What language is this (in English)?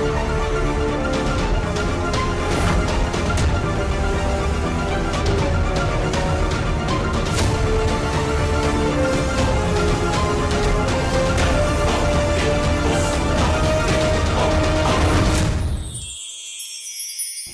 Hindi